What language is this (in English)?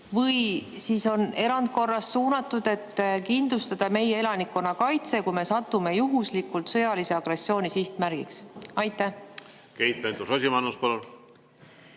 Estonian